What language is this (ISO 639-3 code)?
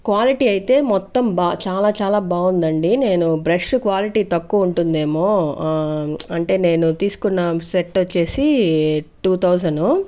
tel